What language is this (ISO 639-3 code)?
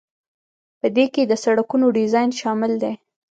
pus